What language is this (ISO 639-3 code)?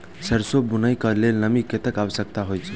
mai